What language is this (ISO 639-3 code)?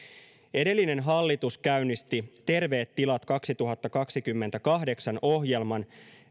fin